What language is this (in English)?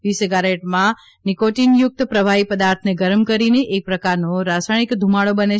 Gujarati